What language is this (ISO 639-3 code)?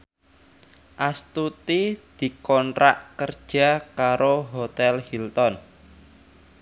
jav